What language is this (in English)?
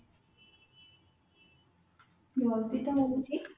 Odia